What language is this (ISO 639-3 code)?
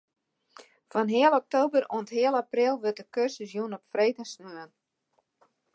fry